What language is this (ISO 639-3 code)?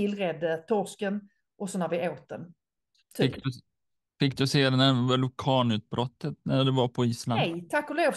swe